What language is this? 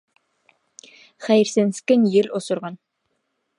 Bashkir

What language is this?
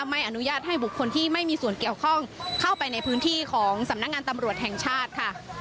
Thai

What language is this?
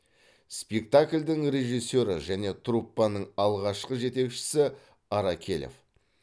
Kazakh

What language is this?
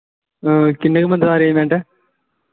Dogri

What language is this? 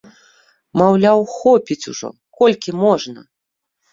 Belarusian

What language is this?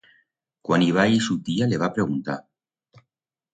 Aragonese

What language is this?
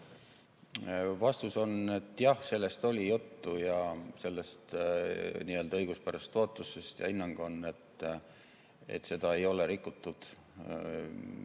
Estonian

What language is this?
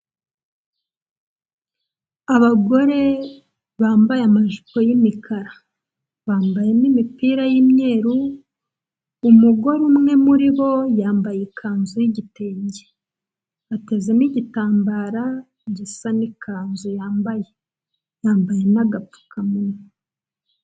Kinyarwanda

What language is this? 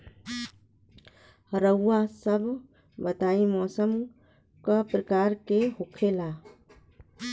Bhojpuri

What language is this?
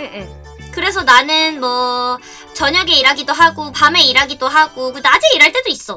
Korean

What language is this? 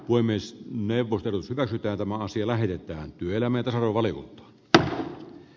Finnish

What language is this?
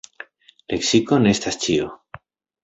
Esperanto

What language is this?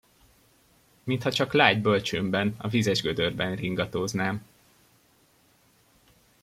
Hungarian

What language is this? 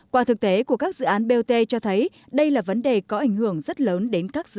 Vietnamese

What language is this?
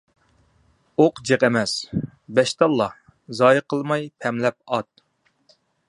Uyghur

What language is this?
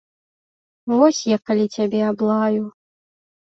Belarusian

